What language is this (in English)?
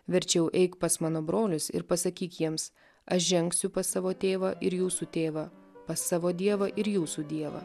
Lithuanian